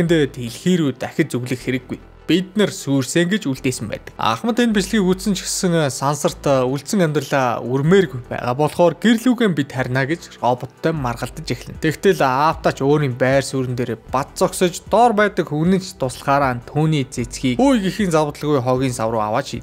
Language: Turkish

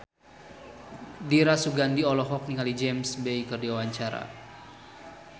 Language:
Sundanese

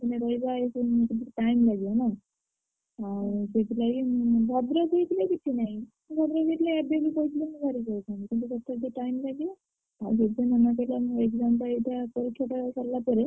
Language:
Odia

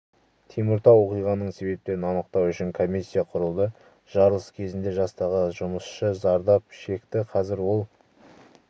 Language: Kazakh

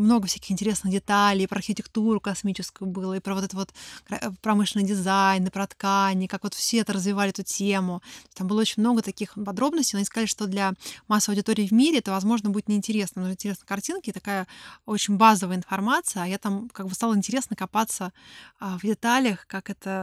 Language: Russian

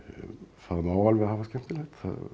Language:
Icelandic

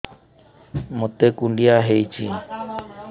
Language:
Odia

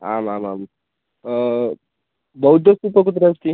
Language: Sanskrit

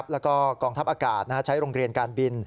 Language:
Thai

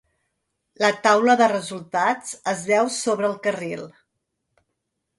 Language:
Catalan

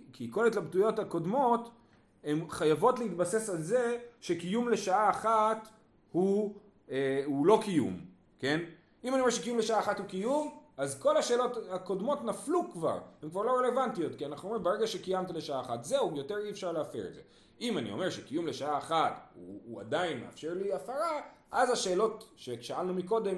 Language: Hebrew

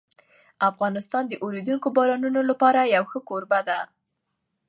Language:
Pashto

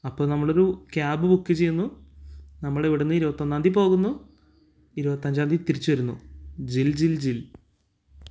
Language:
Malayalam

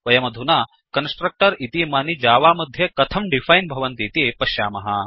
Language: Sanskrit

